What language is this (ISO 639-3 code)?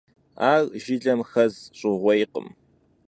kbd